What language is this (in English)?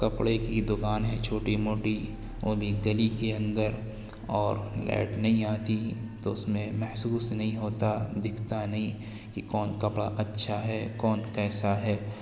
Urdu